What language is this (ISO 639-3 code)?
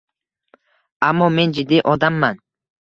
uzb